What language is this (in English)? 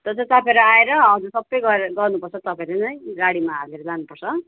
Nepali